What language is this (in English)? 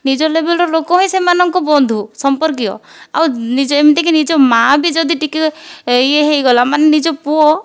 Odia